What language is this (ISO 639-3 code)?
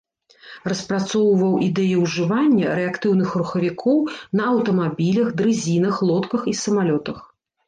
bel